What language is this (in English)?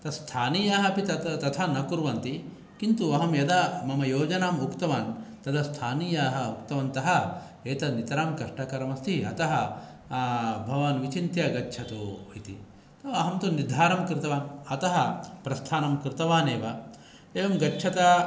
Sanskrit